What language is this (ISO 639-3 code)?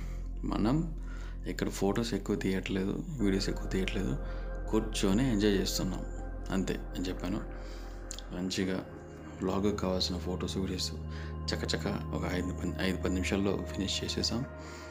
tel